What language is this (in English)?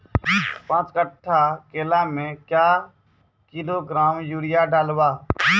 Maithili